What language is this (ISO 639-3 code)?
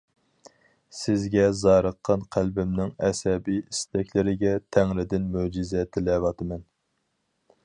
uig